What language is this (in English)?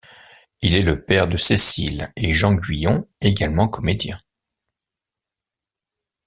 French